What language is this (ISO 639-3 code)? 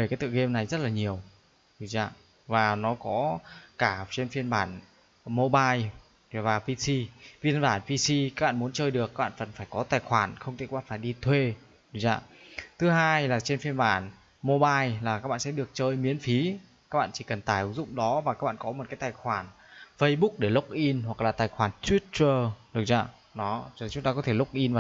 vie